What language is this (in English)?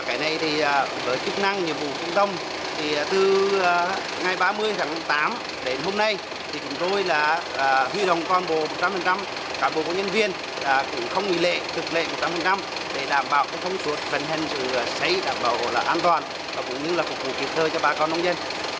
Vietnamese